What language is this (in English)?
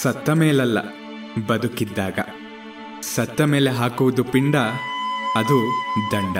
Kannada